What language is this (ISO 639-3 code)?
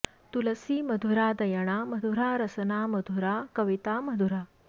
san